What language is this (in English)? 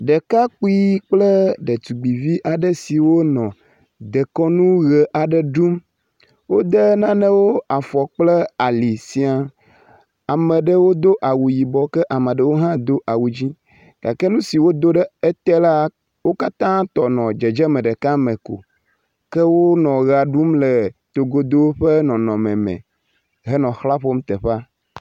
Ewe